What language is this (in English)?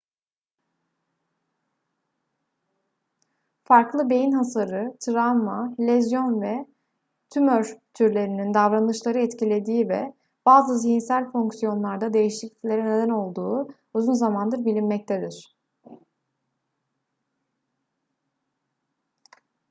Turkish